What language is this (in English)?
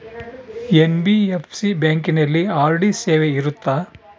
Kannada